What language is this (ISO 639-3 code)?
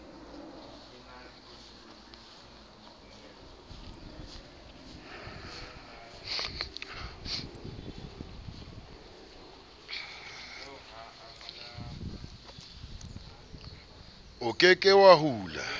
sot